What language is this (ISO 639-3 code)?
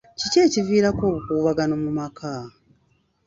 lug